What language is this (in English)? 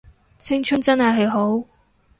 Cantonese